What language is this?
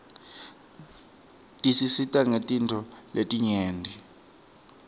Swati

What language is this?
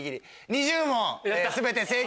Japanese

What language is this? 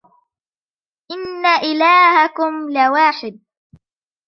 Arabic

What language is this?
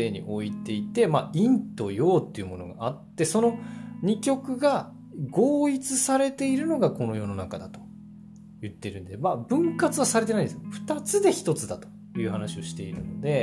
Japanese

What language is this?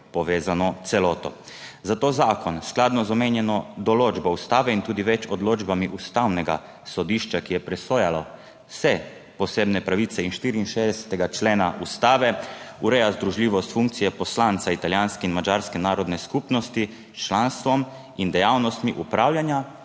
Slovenian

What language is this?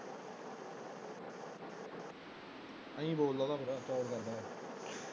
Punjabi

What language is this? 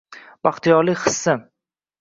Uzbek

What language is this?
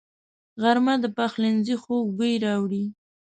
Pashto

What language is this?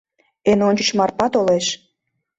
Mari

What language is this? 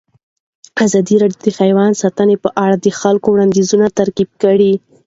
Pashto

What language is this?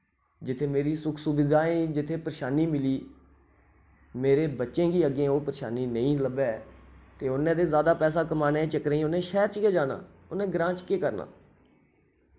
Dogri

